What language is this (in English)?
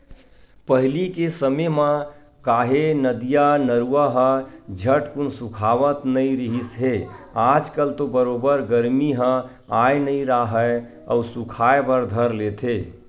Chhattisgarhi